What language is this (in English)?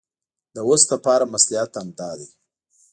Pashto